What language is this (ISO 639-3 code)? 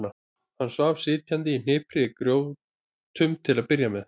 isl